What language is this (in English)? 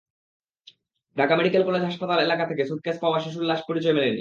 Bangla